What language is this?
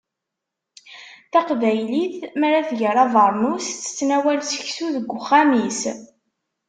Kabyle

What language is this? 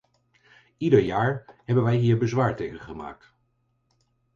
Dutch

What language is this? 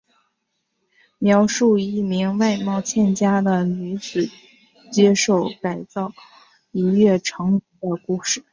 Chinese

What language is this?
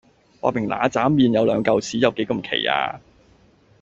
Cantonese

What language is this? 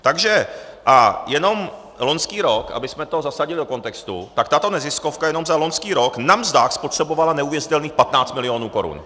Czech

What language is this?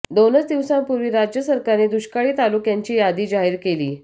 Marathi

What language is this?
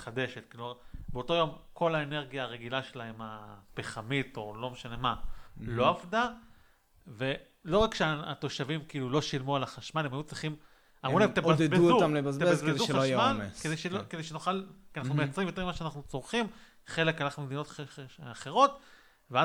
Hebrew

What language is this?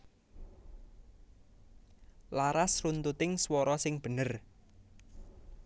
Javanese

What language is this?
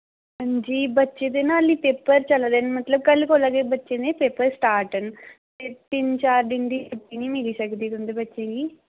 Dogri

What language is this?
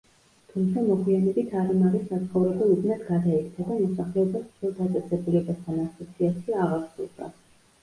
Georgian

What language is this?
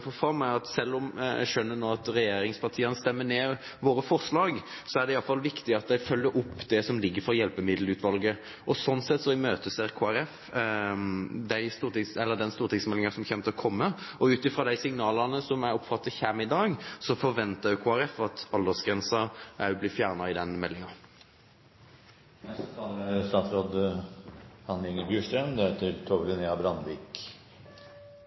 Norwegian Bokmål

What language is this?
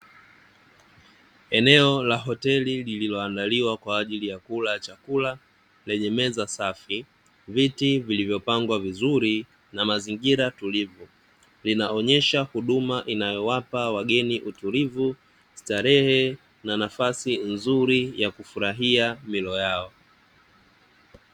Swahili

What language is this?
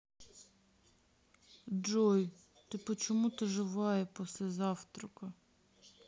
Russian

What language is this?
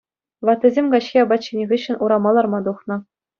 Chuvash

